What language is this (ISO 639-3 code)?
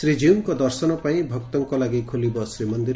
ori